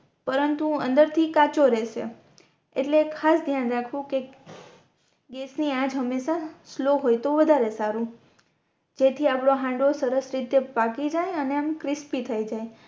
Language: Gujarati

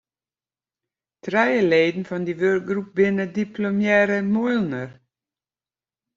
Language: Western Frisian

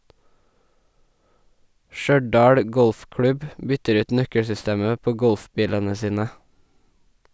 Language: Norwegian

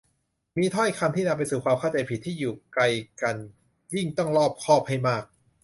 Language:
Thai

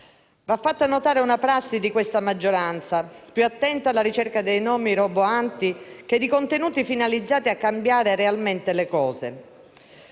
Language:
Italian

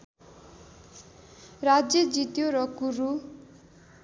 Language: Nepali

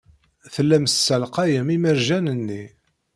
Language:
Kabyle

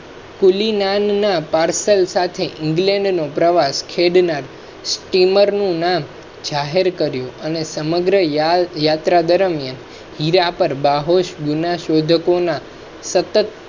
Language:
Gujarati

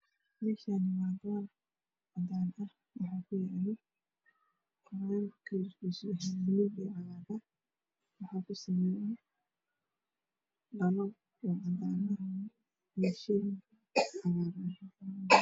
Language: Somali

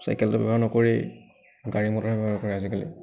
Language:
Assamese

